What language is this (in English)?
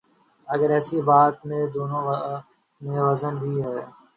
Urdu